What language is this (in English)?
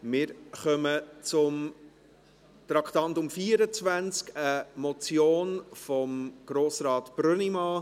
Swiss German